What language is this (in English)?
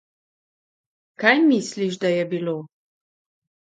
Slovenian